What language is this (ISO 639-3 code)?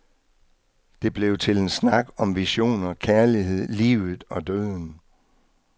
dan